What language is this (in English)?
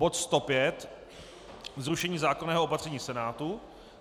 Czech